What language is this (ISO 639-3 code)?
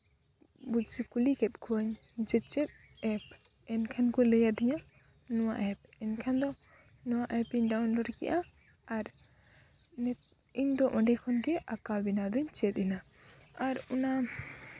sat